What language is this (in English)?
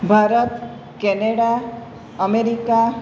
Gujarati